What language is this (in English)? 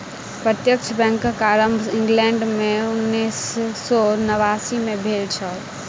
Maithili